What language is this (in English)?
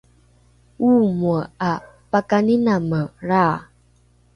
Rukai